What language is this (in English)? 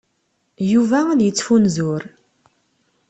Kabyle